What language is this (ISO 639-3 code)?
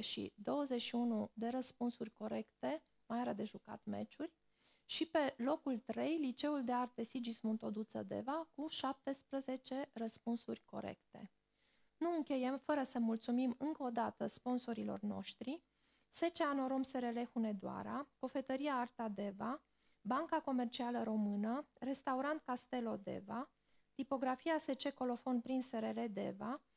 ron